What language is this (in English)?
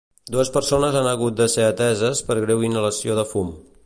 Catalan